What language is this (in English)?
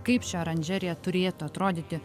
Lithuanian